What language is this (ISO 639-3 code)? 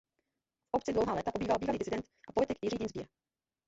ces